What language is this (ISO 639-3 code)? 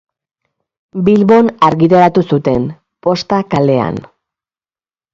eus